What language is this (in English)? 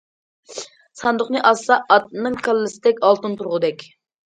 Uyghur